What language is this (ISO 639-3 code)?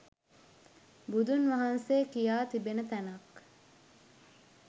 sin